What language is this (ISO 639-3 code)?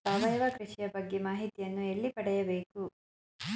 kan